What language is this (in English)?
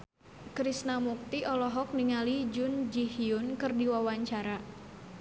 Sundanese